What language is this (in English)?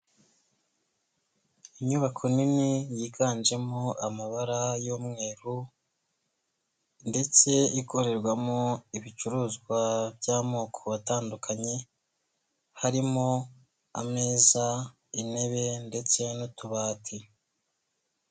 Kinyarwanda